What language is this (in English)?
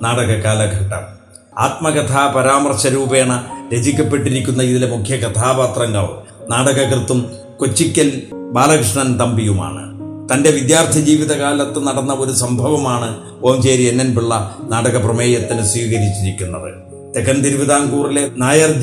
Malayalam